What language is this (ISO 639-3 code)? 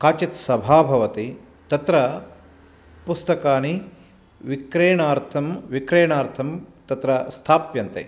san